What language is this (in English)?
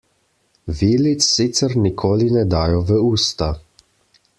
Slovenian